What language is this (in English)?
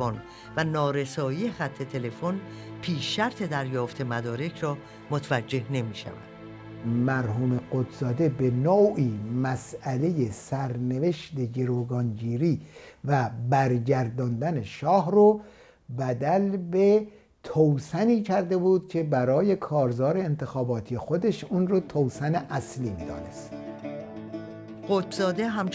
Persian